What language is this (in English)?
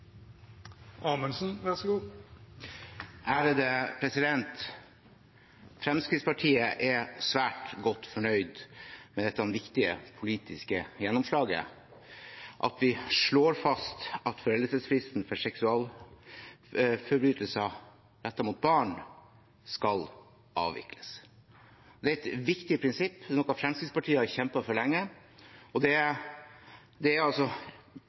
Norwegian